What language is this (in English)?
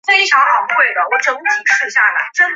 Chinese